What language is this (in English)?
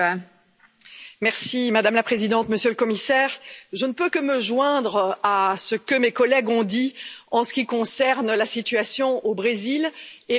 French